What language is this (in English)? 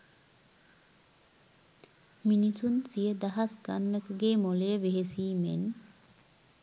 Sinhala